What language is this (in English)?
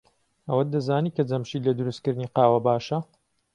Central Kurdish